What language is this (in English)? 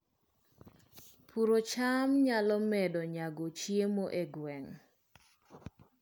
Luo (Kenya and Tanzania)